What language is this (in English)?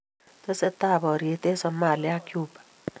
Kalenjin